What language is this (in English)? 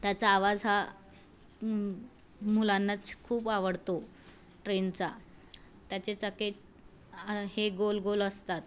Marathi